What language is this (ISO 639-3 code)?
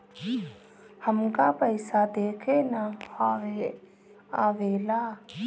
bho